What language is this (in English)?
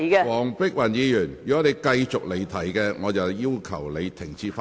Cantonese